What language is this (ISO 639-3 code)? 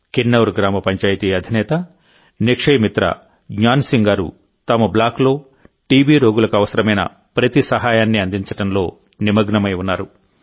tel